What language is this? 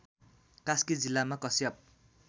Nepali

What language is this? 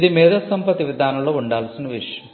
Telugu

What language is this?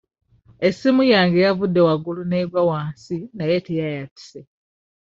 Ganda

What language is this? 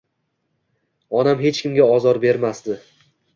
Uzbek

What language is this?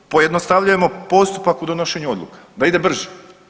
Croatian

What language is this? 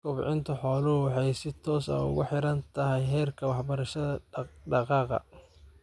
Somali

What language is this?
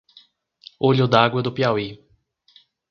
Portuguese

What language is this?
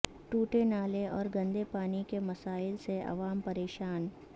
Urdu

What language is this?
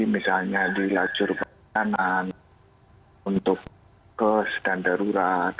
Indonesian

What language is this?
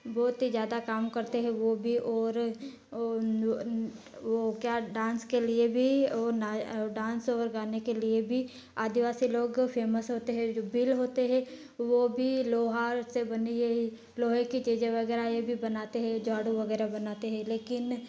Hindi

